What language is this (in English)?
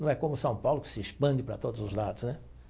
Portuguese